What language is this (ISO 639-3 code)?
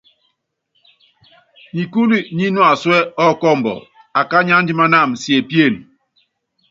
yav